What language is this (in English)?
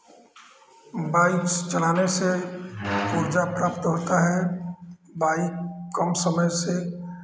Hindi